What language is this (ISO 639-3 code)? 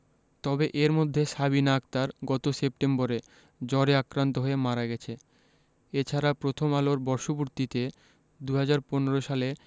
ben